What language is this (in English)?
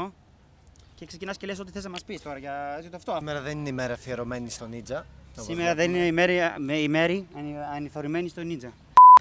Greek